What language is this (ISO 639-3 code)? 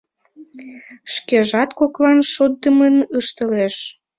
chm